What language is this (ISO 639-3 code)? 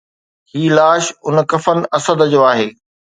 snd